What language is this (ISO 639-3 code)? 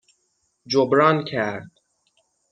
fas